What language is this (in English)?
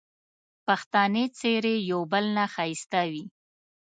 Pashto